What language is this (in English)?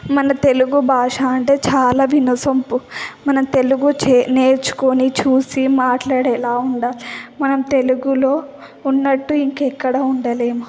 Telugu